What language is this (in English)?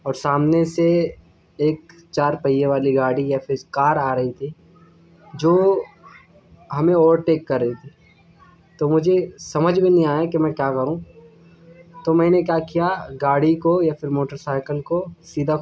Urdu